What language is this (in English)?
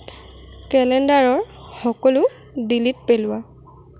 Assamese